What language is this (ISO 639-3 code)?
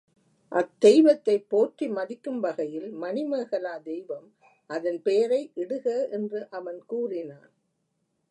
tam